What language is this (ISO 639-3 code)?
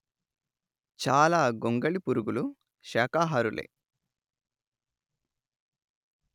tel